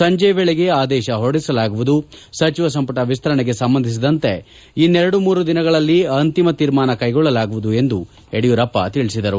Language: Kannada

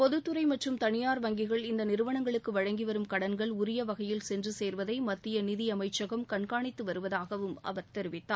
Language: Tamil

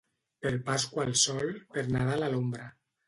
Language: Catalan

